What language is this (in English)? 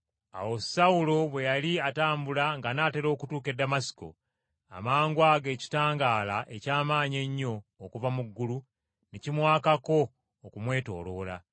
Ganda